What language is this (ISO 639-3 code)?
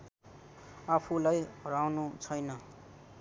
nep